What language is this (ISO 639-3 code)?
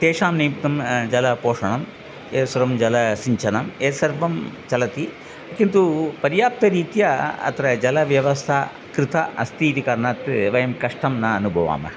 san